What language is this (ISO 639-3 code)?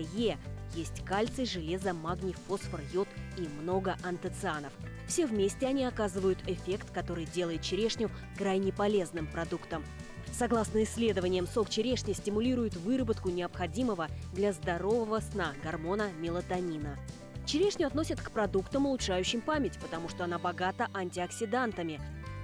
rus